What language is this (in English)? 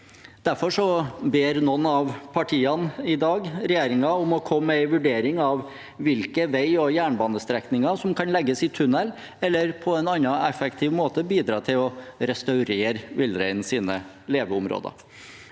Norwegian